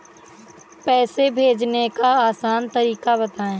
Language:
Hindi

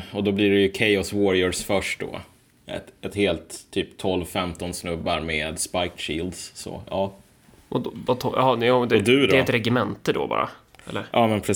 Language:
Swedish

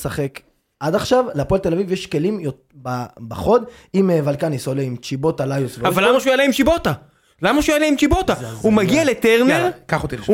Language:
Hebrew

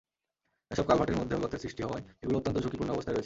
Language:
Bangla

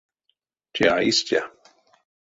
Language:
Erzya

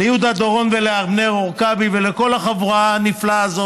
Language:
Hebrew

